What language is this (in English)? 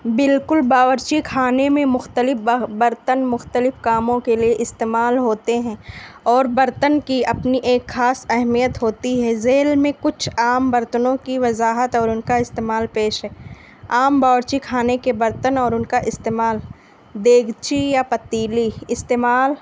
Urdu